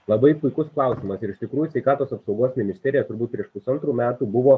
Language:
Lithuanian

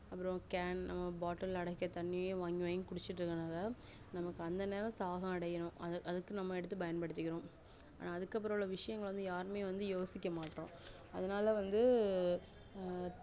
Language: Tamil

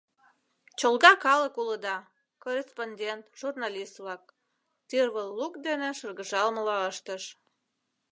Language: Mari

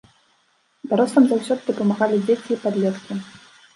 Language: Belarusian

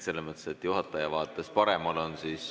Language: Estonian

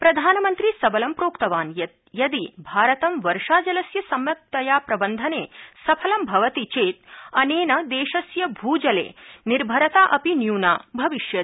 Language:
Sanskrit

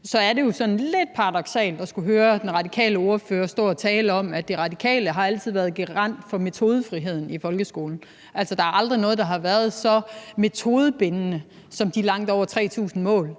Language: Danish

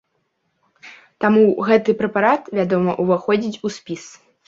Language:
Belarusian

